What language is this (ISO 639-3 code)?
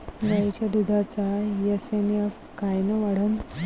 mar